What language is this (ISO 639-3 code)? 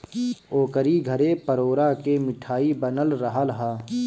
bho